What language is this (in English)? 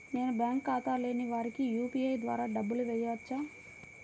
Telugu